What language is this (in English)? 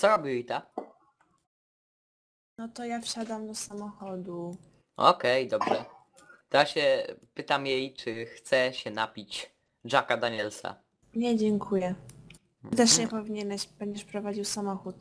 Polish